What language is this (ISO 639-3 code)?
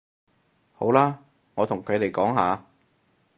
yue